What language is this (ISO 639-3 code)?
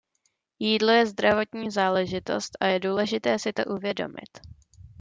ces